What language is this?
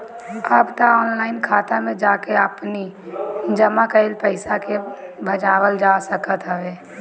Bhojpuri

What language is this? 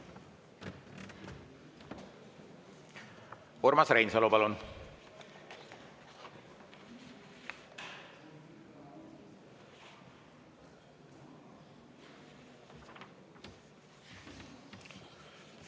Estonian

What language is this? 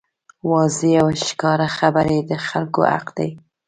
Pashto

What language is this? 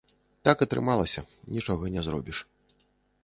Belarusian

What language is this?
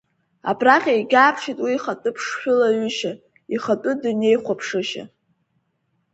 Abkhazian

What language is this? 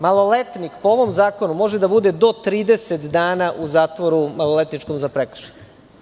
Serbian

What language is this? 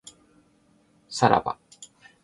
Japanese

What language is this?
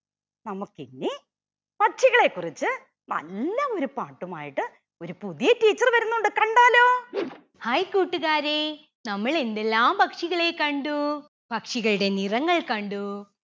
Malayalam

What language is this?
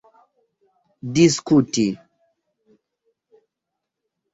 Esperanto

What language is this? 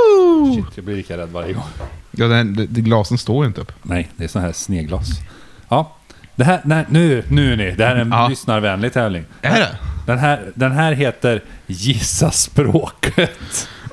Swedish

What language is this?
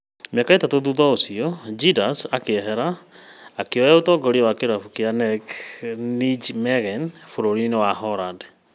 Kikuyu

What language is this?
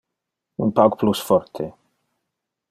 Interlingua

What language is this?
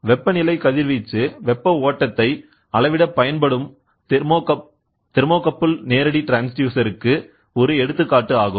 Tamil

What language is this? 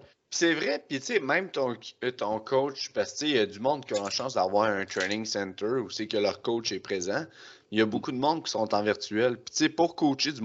French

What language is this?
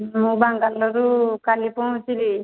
Odia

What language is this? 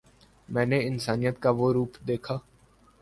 Urdu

